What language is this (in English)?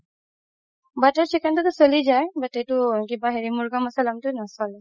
Assamese